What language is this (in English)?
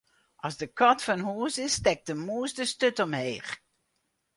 Western Frisian